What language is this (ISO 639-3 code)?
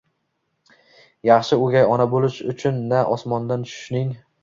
uzb